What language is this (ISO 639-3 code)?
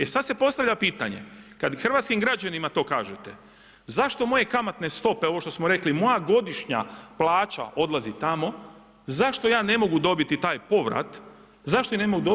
hrv